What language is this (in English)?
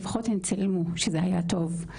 Hebrew